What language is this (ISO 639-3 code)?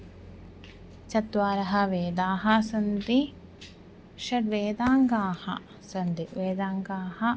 san